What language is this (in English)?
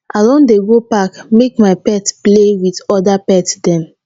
Nigerian Pidgin